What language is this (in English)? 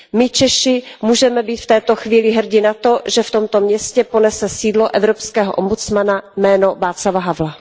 Czech